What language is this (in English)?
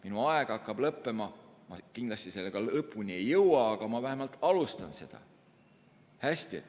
Estonian